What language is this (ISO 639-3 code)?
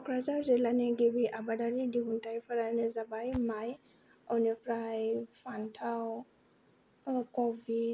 brx